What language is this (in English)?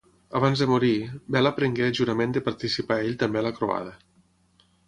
Catalan